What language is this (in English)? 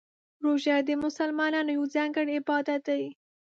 Pashto